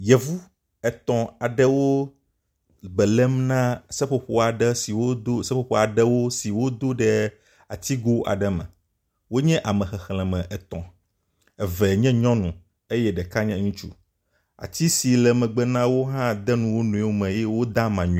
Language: Ewe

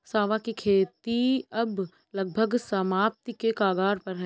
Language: Hindi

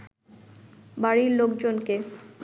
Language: Bangla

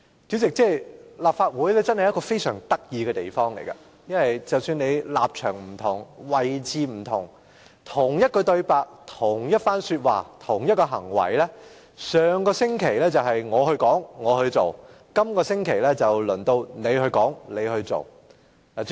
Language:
Cantonese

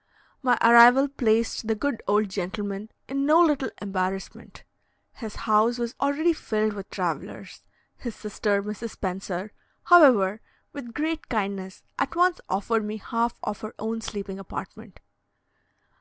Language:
English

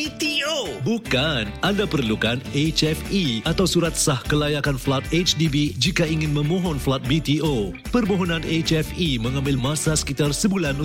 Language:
Malay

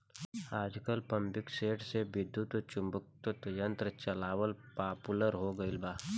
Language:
Bhojpuri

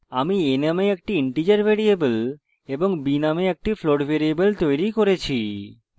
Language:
Bangla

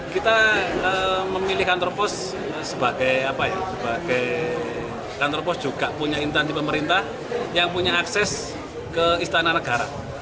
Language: Indonesian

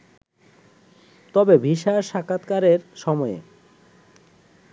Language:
Bangla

